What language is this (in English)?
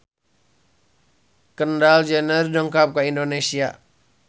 Sundanese